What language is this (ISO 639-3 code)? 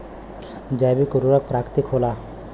bho